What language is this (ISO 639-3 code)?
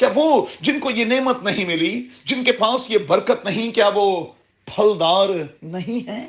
urd